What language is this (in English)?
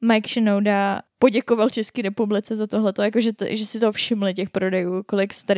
Czech